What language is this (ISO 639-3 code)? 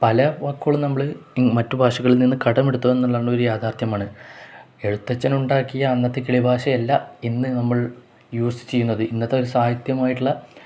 mal